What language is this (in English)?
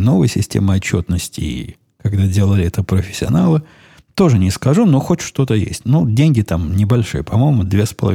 Russian